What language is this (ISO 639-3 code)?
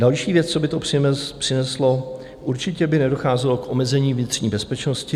ces